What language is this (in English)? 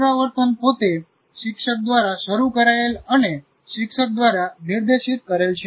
Gujarati